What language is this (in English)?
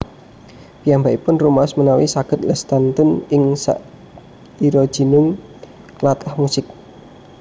Javanese